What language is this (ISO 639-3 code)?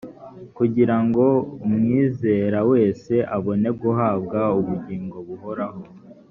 kin